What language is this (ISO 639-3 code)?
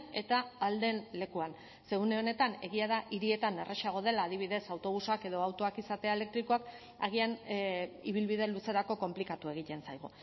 eus